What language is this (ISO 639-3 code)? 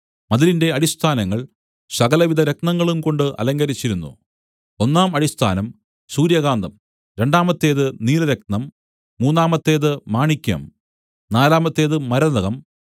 mal